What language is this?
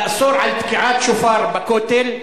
Hebrew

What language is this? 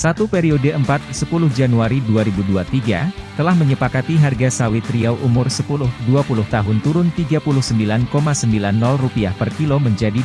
Indonesian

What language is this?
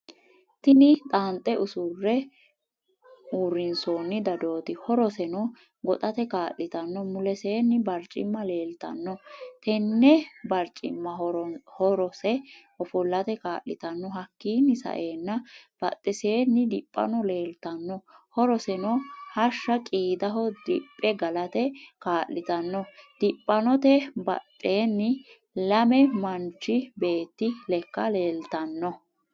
Sidamo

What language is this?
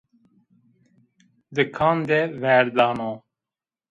Zaza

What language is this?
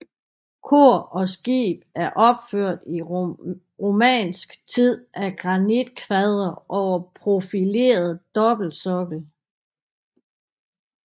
Danish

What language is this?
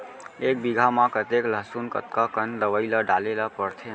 Chhattisgarhi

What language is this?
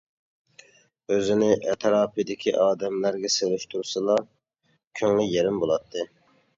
Uyghur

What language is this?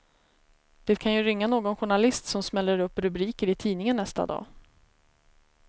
Swedish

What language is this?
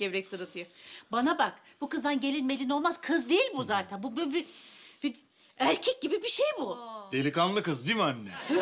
Turkish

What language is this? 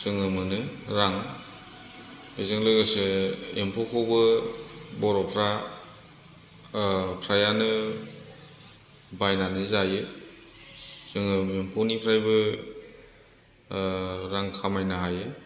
Bodo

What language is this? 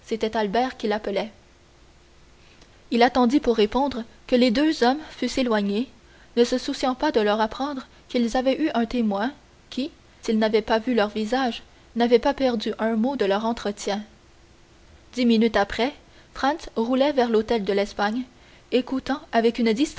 French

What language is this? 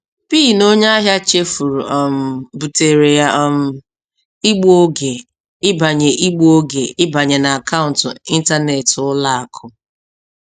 Igbo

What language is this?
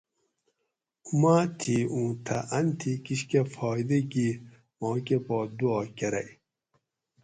Gawri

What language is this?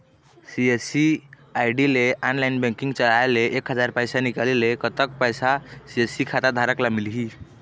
Chhattisgarhi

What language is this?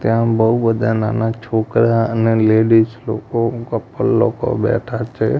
Gujarati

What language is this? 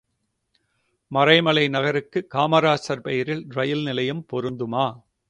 Tamil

